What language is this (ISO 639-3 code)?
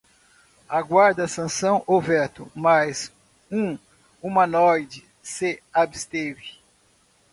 por